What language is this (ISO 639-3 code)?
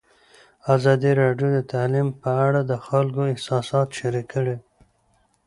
pus